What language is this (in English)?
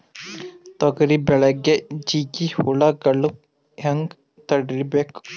Kannada